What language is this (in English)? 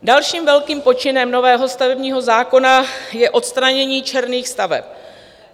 Czech